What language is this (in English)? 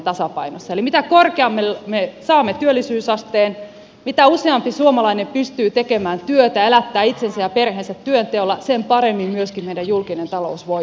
Finnish